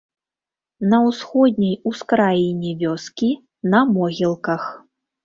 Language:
Belarusian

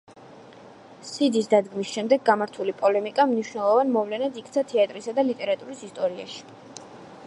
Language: Georgian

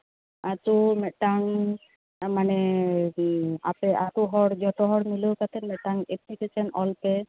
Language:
Santali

